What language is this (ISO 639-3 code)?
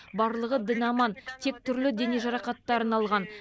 kaz